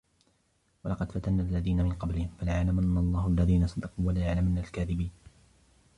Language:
Arabic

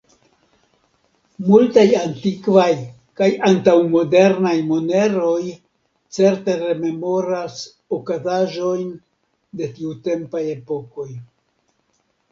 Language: Esperanto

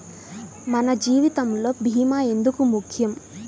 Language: Telugu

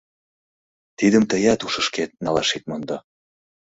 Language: Mari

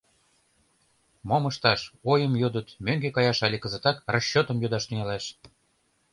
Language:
Mari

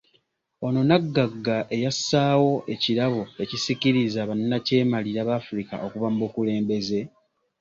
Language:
Ganda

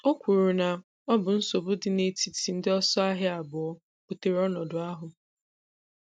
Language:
Igbo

